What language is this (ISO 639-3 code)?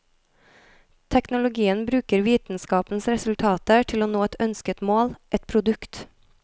nor